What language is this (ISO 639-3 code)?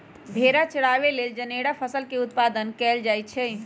mag